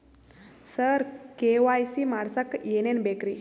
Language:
Kannada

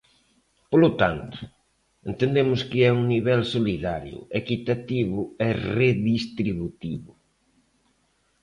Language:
Galician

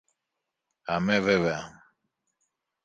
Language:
Greek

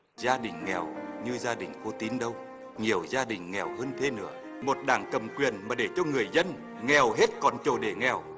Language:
Vietnamese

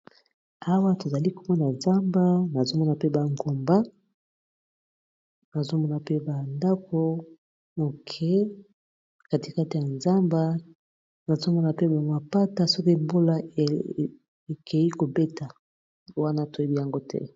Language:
Lingala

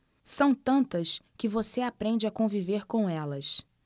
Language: Portuguese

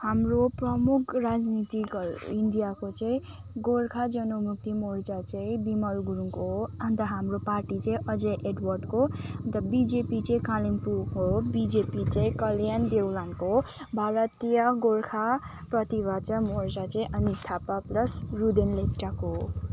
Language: Nepali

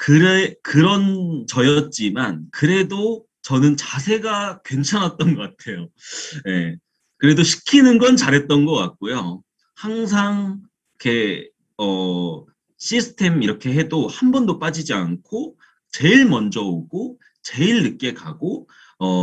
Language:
Korean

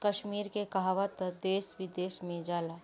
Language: Bhojpuri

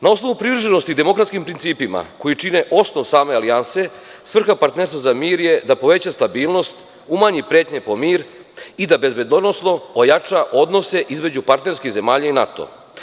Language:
Serbian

